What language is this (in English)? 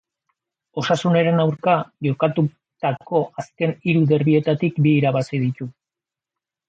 Basque